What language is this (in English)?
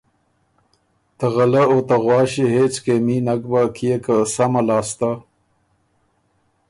Ormuri